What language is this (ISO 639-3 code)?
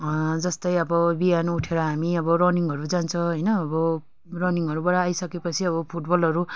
nep